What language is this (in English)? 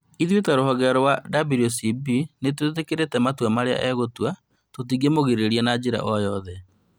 Kikuyu